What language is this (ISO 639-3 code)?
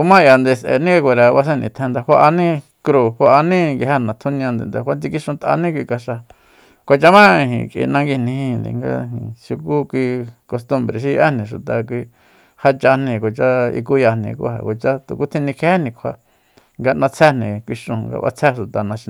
vmp